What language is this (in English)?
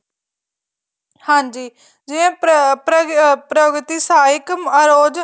Punjabi